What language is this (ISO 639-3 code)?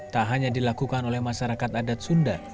ind